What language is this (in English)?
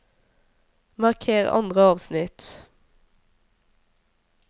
Norwegian